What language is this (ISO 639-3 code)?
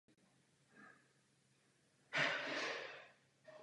ces